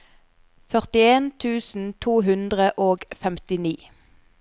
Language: Norwegian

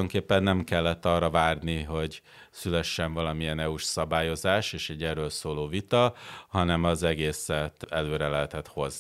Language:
Hungarian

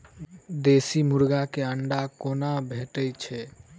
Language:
Maithili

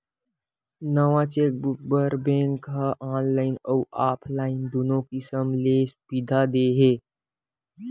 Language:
Chhattisgarhi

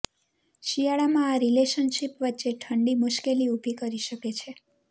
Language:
Gujarati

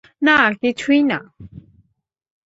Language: Bangla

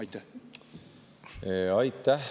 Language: Estonian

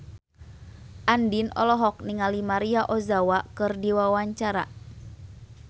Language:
Sundanese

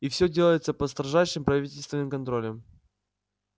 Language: Russian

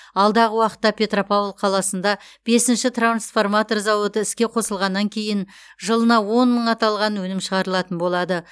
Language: Kazakh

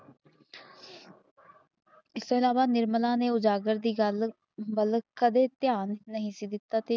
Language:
Punjabi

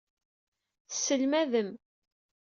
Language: Kabyle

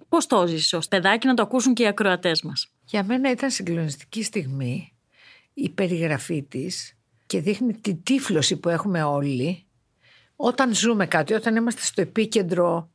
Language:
Greek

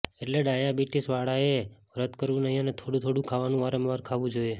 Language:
Gujarati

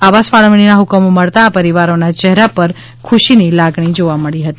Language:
Gujarati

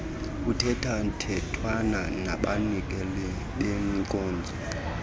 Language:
Xhosa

